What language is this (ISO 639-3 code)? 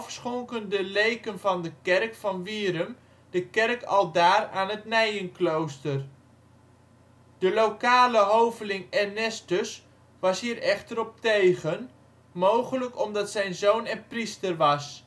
nld